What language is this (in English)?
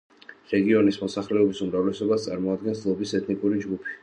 Georgian